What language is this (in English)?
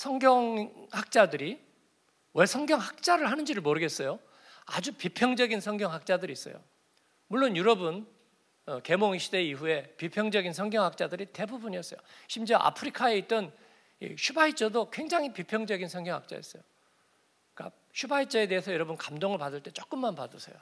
Korean